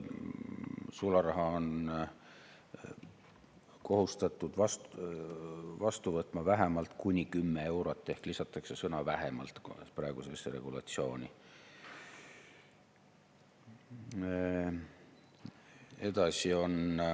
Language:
Estonian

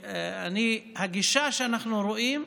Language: Hebrew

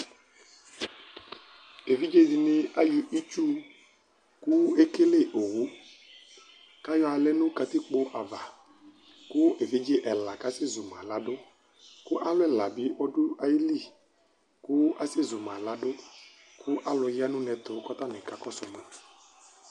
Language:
Ikposo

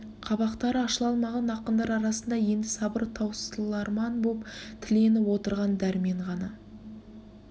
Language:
Kazakh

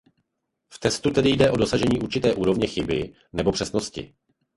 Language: Czech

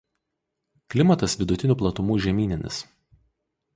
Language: Lithuanian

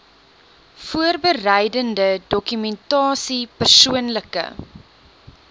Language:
Afrikaans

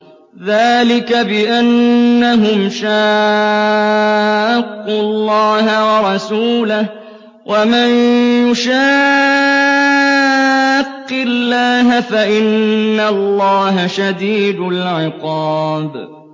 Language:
Arabic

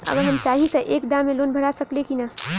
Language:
Bhojpuri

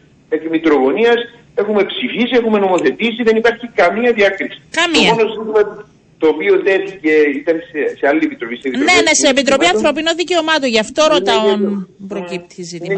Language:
Greek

